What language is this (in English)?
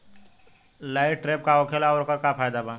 Bhojpuri